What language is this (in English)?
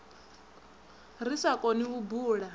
Venda